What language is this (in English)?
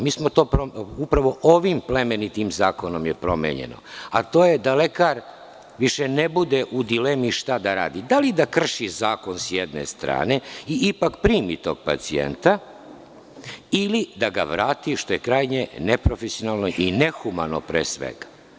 Serbian